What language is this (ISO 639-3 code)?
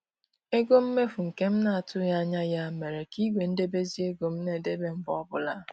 ibo